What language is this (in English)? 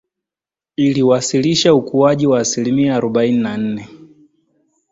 Swahili